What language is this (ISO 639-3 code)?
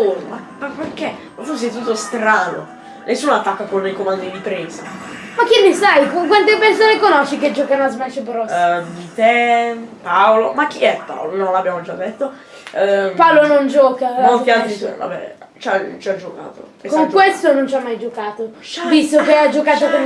ita